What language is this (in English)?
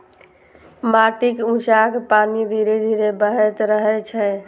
Maithili